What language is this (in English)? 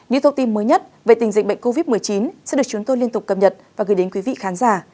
Vietnamese